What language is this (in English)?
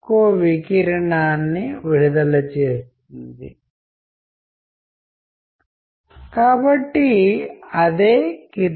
Telugu